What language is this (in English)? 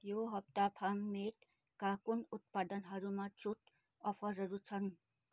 Nepali